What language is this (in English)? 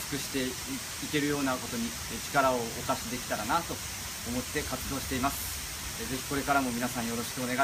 Japanese